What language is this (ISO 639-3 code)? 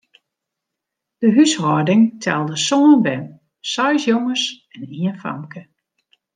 fry